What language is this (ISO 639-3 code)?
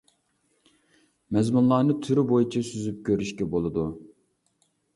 uig